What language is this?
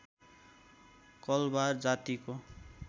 Nepali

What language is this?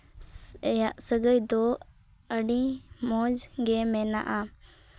Santali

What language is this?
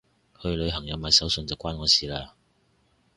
Cantonese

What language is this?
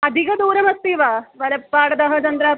Sanskrit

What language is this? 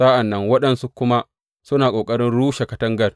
Hausa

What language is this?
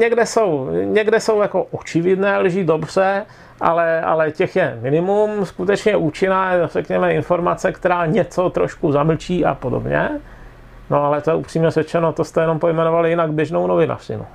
Czech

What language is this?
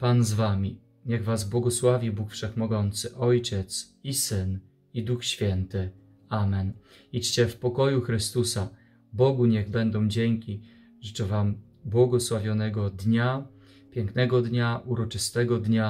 Polish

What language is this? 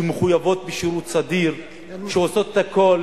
Hebrew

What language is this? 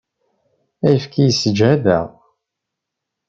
Kabyle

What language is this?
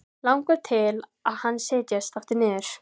Icelandic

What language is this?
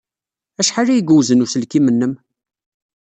Kabyle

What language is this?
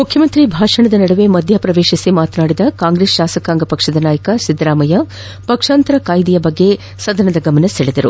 Kannada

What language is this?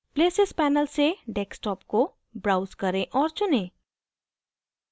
Hindi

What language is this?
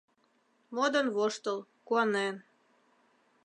Mari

